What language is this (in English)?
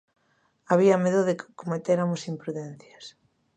Galician